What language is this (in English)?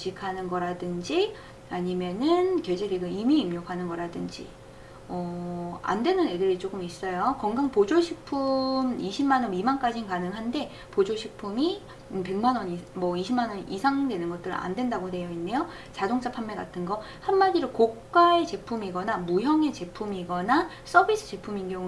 Korean